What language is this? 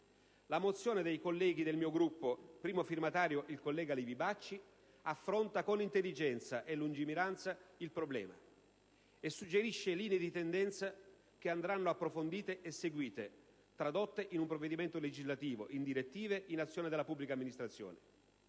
Italian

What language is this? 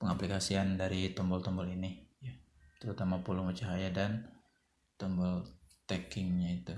Indonesian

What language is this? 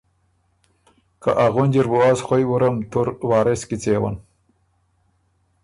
Ormuri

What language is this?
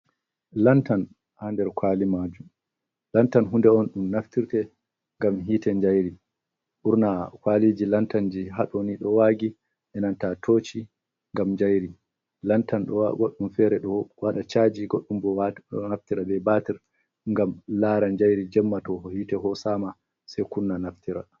Fula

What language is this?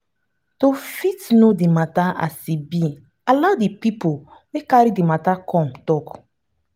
Nigerian Pidgin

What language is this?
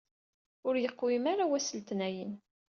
Kabyle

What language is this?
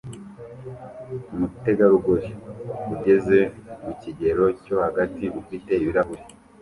Kinyarwanda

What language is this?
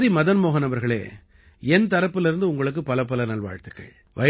Tamil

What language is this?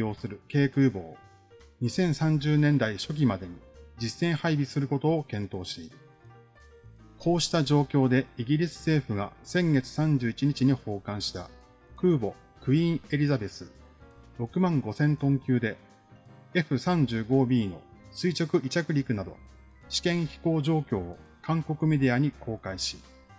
Japanese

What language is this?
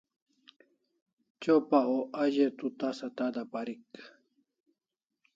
Kalasha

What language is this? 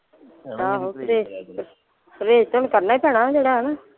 Punjabi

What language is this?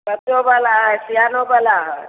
Maithili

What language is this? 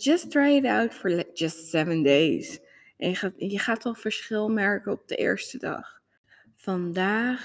Dutch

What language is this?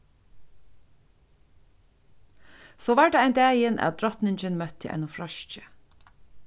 Faroese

